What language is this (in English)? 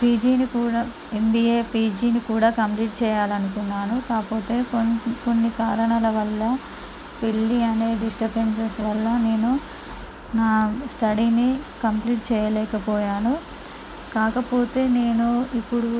Telugu